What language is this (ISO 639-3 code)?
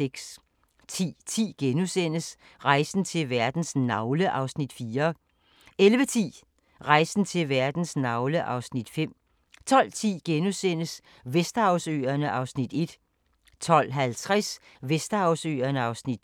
dan